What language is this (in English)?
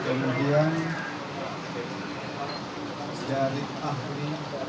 Indonesian